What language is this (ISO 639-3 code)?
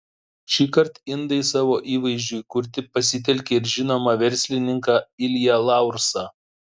lit